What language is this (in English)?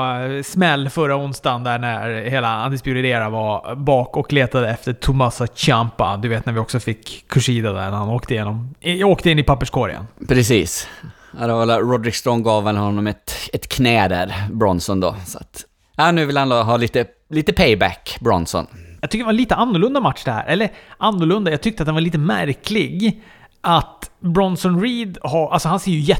Swedish